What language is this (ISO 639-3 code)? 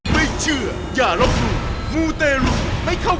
tha